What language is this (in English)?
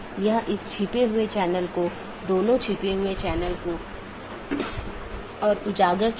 Hindi